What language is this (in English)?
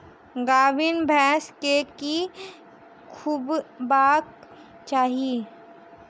Maithili